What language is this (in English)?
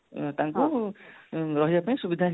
Odia